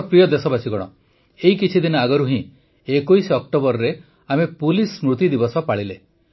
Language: Odia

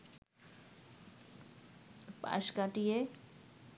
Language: Bangla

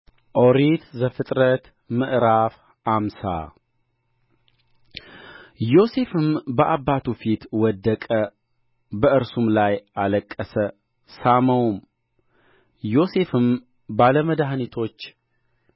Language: Amharic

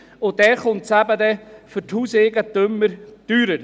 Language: Swiss German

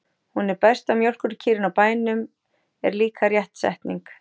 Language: Icelandic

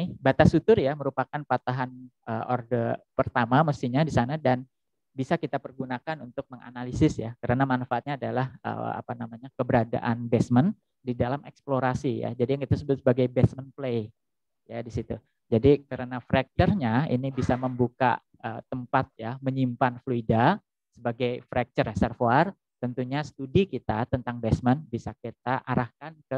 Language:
Indonesian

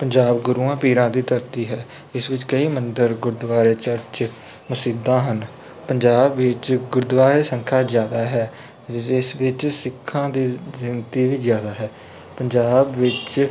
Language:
Punjabi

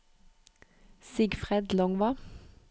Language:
Norwegian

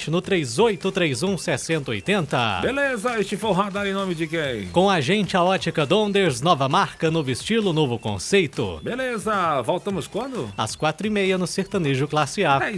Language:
Portuguese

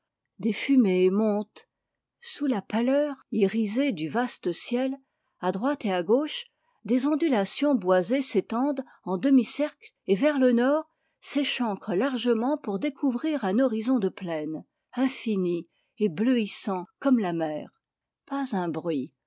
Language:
French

